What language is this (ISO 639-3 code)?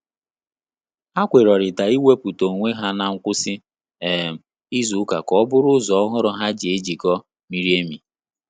ibo